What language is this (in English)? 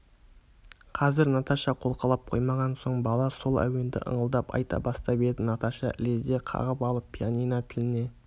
Kazakh